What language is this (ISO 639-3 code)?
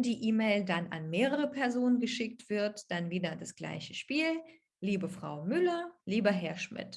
deu